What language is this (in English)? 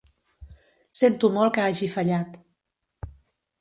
Catalan